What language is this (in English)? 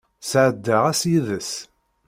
Kabyle